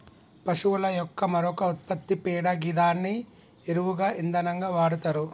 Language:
Telugu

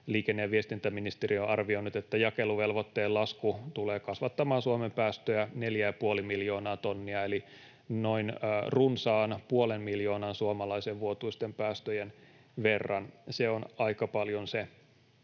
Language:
Finnish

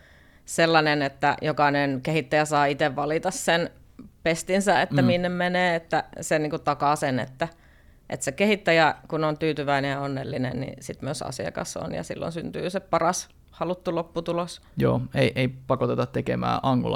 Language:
Finnish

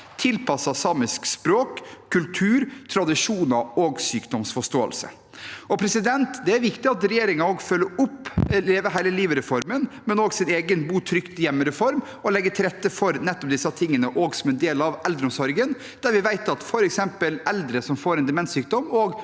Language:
Norwegian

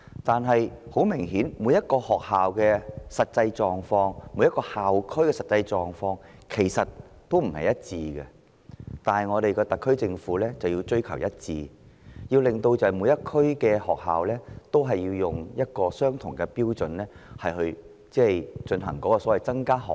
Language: Cantonese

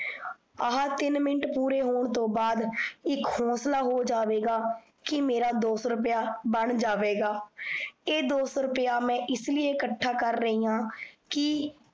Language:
Punjabi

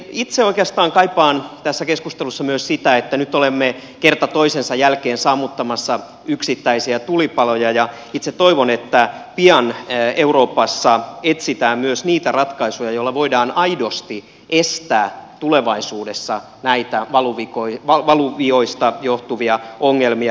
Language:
Finnish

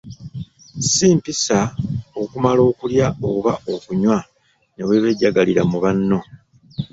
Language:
Ganda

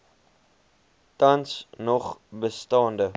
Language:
Afrikaans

